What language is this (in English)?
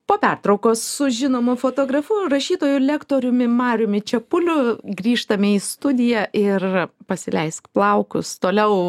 Lithuanian